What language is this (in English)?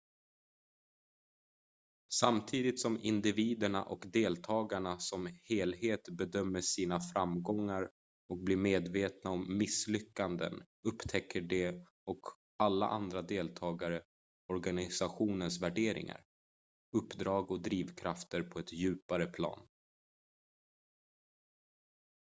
Swedish